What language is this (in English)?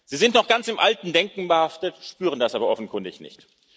German